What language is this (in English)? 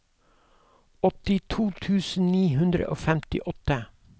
Norwegian